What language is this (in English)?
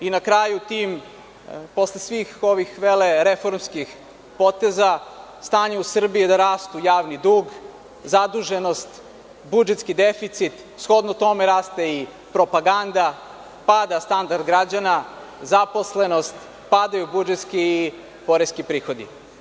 Serbian